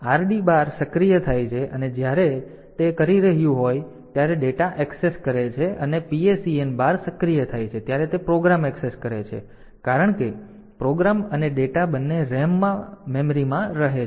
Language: Gujarati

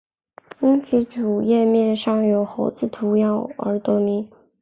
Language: Chinese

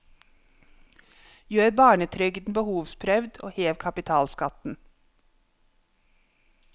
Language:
Norwegian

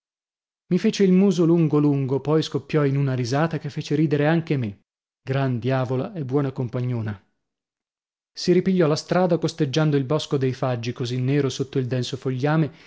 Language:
Italian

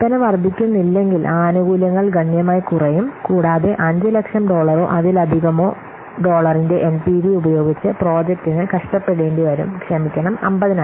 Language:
Malayalam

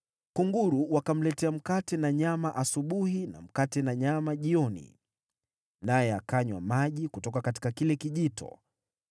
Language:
Swahili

